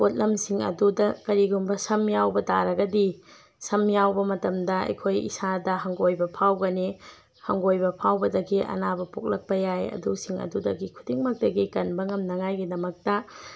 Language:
Manipuri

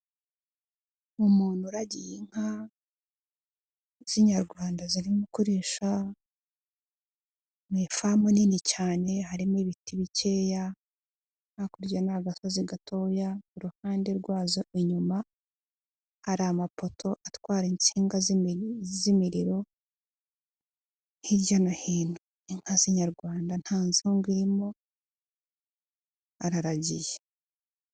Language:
Kinyarwanda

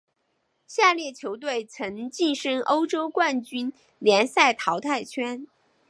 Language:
Chinese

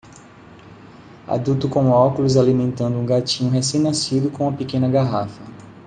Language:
Portuguese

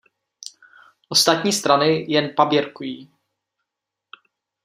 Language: Czech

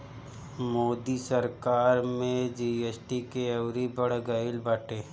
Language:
Bhojpuri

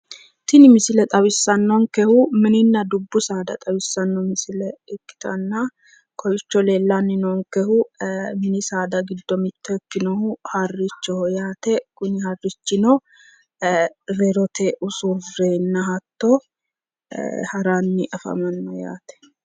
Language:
Sidamo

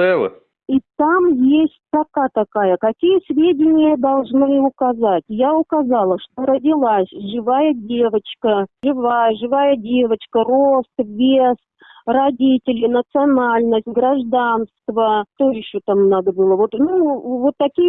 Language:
Russian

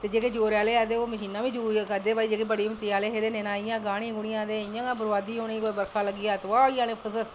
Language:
Dogri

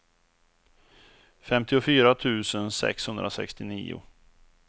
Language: Swedish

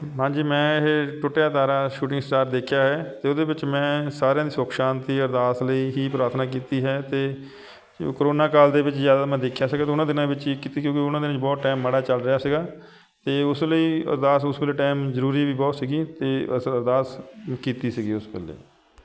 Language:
Punjabi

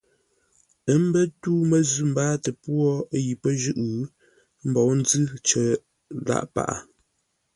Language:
Ngombale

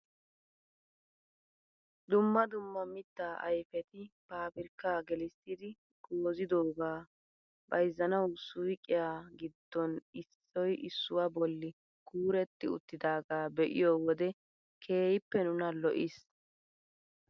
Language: Wolaytta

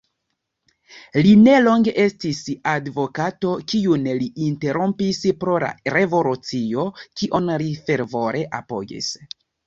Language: Esperanto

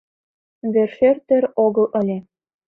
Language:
Mari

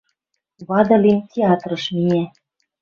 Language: Western Mari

